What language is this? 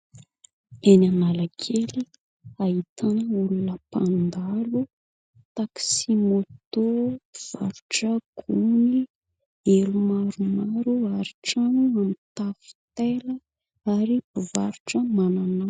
Malagasy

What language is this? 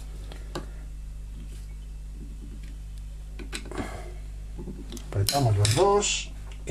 Spanish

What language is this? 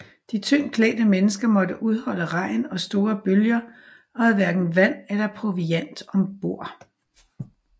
Danish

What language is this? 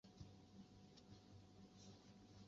Chinese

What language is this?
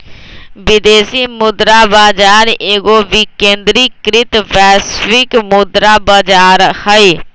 Magahi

